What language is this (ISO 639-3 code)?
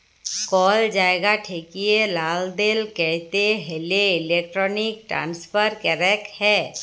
ben